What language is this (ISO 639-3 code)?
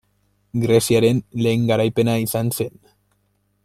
eus